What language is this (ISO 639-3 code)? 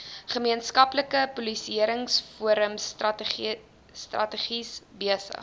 afr